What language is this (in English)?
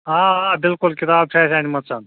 Kashmiri